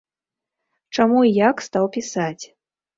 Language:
Belarusian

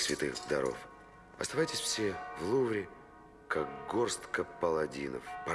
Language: Russian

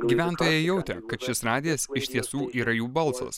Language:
Lithuanian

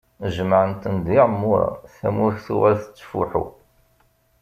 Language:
Kabyle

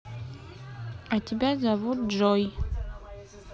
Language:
Russian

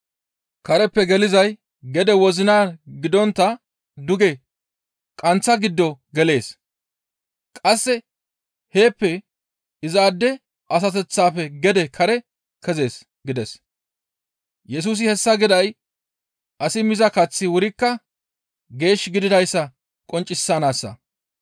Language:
Gamo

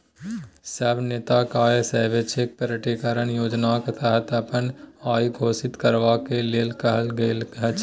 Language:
Maithili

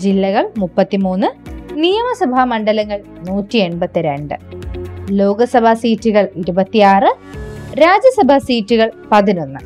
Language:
Malayalam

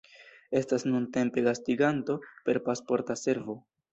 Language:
Esperanto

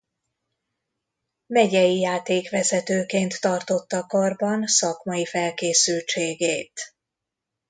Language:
Hungarian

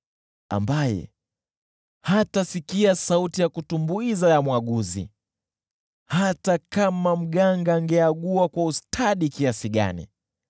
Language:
Swahili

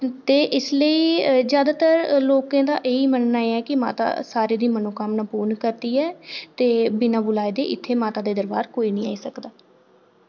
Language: Dogri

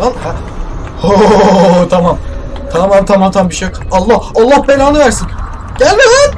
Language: Turkish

